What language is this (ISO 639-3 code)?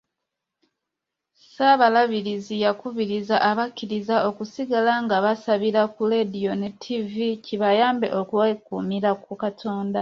lug